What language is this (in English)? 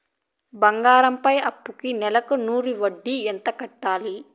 Telugu